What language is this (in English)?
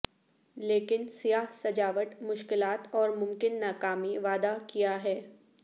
Urdu